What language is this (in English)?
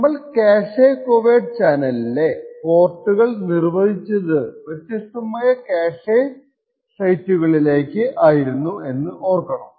Malayalam